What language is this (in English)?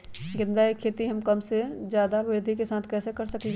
Magahi